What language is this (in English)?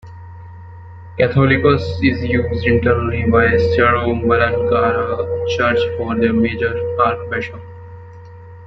English